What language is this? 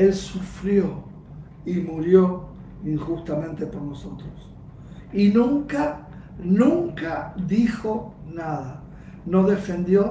Spanish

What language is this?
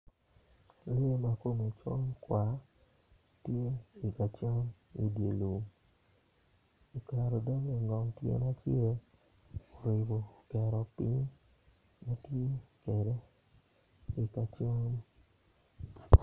Acoli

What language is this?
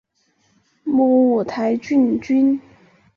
Chinese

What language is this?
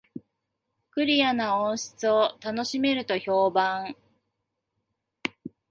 Japanese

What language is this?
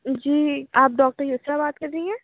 Urdu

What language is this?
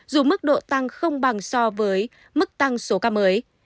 Vietnamese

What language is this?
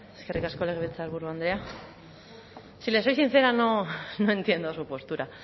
Spanish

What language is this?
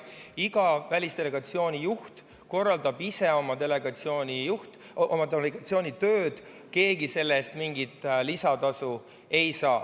Estonian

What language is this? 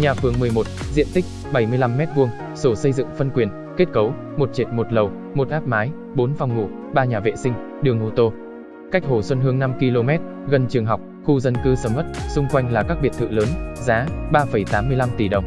Vietnamese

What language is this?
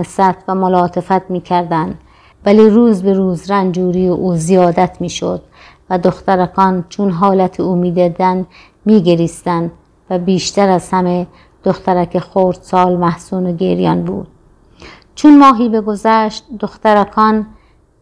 Persian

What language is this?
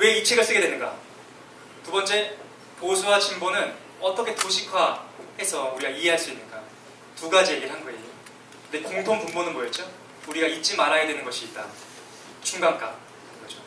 Korean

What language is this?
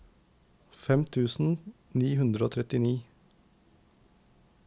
Norwegian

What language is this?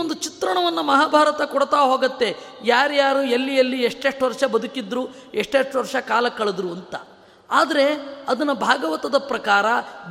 Kannada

